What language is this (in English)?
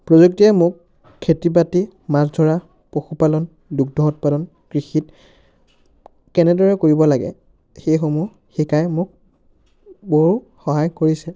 Assamese